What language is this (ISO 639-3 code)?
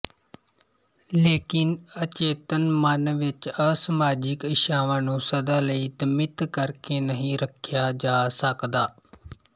pan